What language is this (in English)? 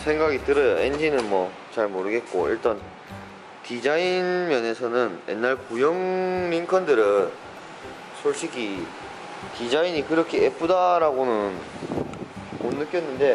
Korean